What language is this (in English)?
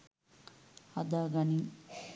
Sinhala